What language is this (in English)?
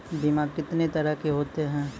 Maithili